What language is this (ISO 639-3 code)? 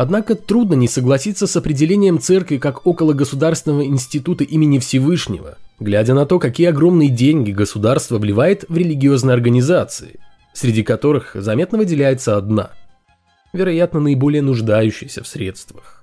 rus